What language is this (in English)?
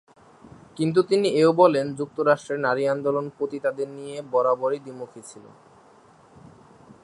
Bangla